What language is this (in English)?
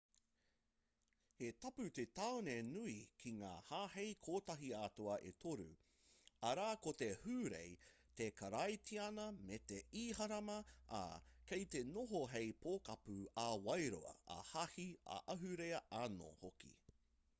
Māori